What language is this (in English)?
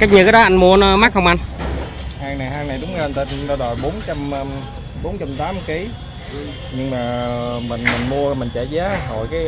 Vietnamese